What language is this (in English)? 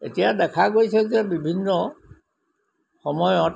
Assamese